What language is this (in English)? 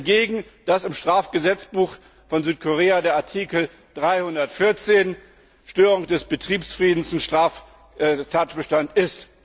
German